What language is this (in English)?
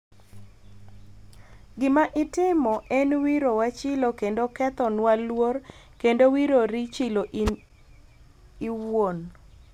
Luo (Kenya and Tanzania)